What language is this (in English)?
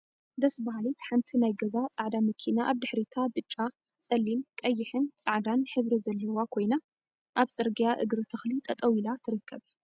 Tigrinya